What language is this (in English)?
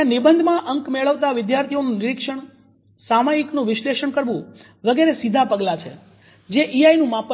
Gujarati